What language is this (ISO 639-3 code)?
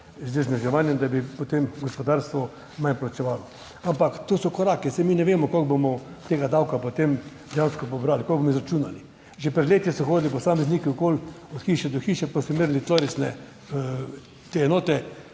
slv